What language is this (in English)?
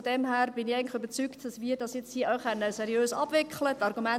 Swiss German